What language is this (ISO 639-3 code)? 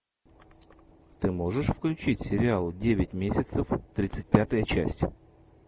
rus